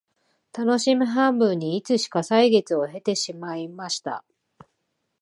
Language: Japanese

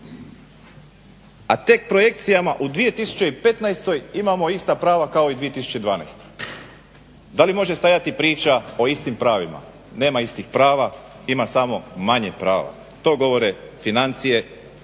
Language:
Croatian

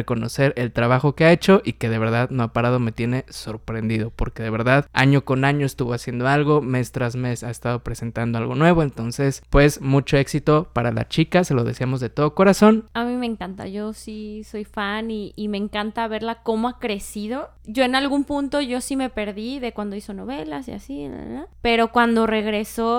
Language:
Spanish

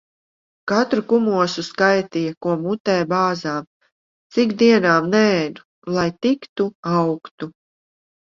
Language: Latvian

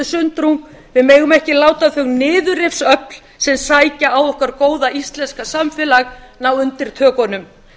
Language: Icelandic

